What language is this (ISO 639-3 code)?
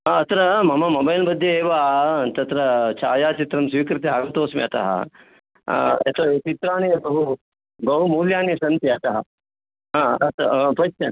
san